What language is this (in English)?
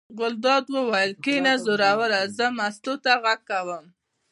Pashto